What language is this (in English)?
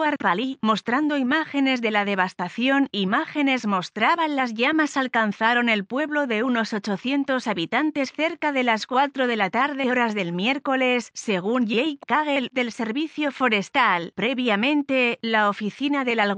Spanish